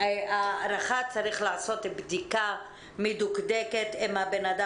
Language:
Hebrew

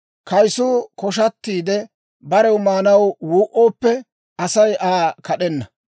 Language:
Dawro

